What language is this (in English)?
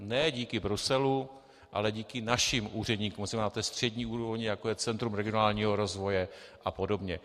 Czech